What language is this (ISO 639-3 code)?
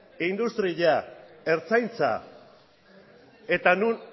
eus